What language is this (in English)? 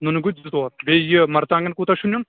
Kashmiri